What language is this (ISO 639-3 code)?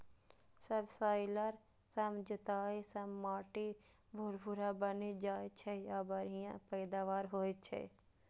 mai